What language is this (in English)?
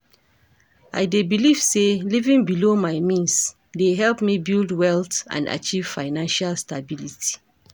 Nigerian Pidgin